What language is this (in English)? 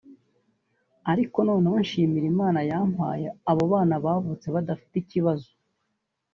Kinyarwanda